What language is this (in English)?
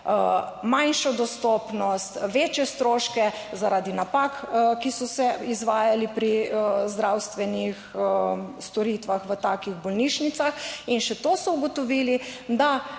Slovenian